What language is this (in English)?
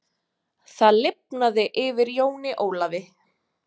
Icelandic